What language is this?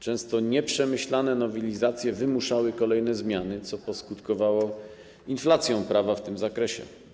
Polish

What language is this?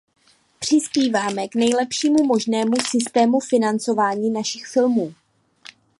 Czech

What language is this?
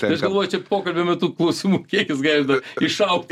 Lithuanian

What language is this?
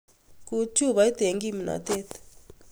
Kalenjin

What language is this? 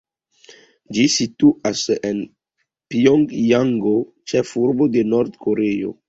Esperanto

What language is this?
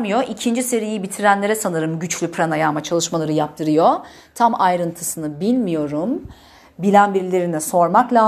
Turkish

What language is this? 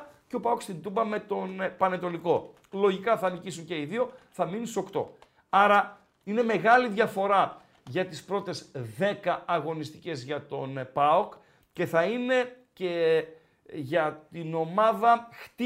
Greek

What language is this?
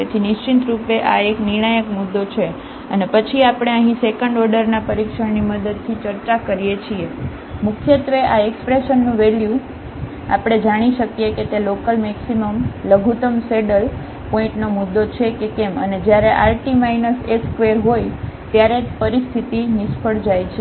Gujarati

